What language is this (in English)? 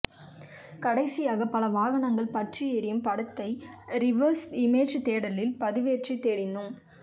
Tamil